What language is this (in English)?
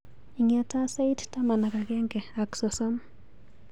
Kalenjin